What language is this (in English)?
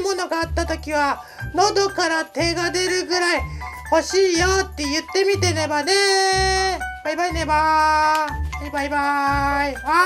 Japanese